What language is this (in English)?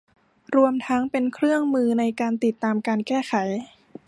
Thai